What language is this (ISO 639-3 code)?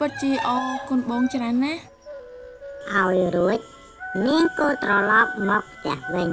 vie